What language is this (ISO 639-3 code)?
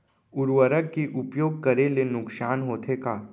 hne